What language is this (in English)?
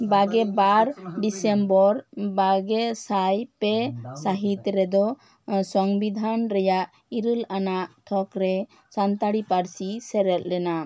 Santali